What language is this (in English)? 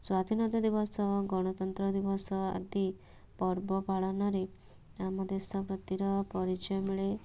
Odia